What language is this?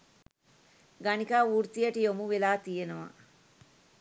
Sinhala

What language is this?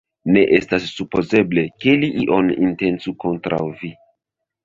Esperanto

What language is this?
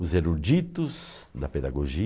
Portuguese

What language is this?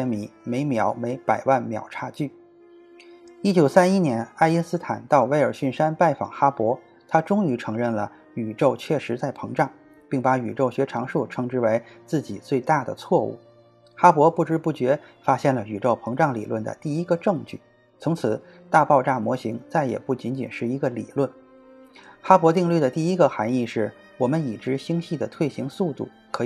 Chinese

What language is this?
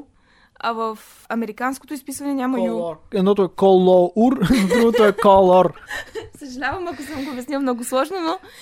Bulgarian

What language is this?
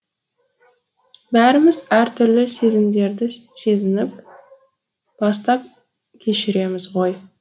Kazakh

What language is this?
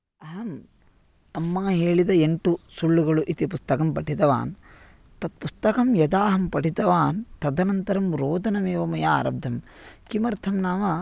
Sanskrit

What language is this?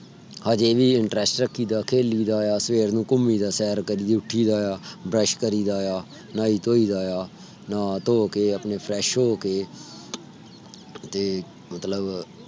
Punjabi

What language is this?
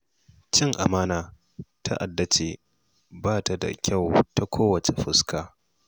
Hausa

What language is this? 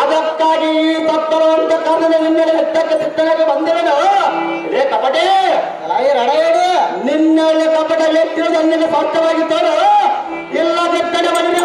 Kannada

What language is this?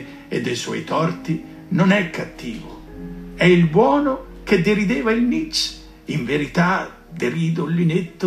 Italian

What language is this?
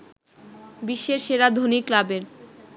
Bangla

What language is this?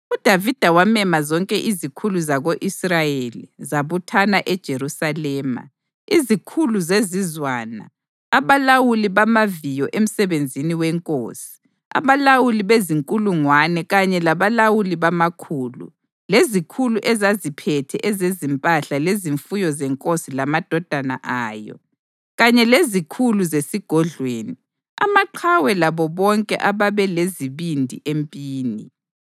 North Ndebele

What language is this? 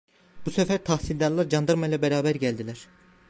Turkish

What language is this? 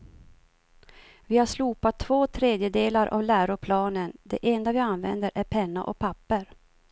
Swedish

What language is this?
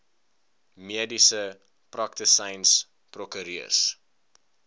Afrikaans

